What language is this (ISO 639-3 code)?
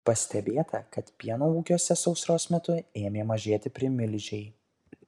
lit